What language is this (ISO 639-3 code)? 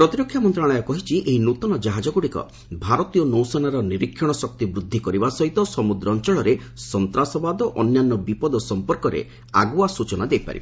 ori